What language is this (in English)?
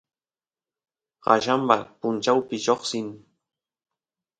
Santiago del Estero Quichua